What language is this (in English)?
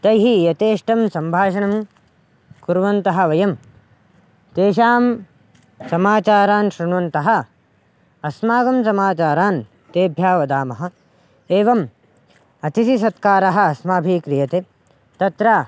Sanskrit